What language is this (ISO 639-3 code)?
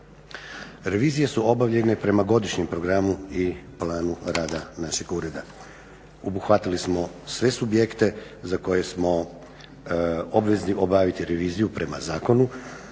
hrv